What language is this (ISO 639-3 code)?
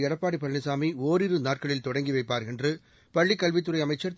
tam